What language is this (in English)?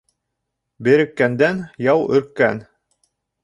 Bashkir